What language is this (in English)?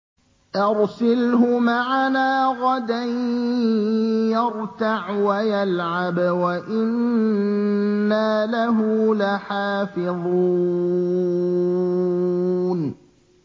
Arabic